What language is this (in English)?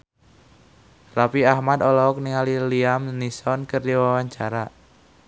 Sundanese